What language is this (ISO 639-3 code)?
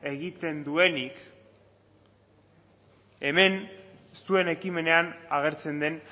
eus